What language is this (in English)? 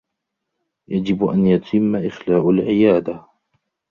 Arabic